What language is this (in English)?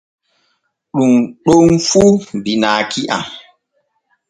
Borgu Fulfulde